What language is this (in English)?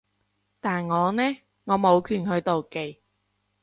Cantonese